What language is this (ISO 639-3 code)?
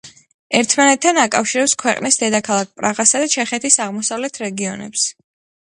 kat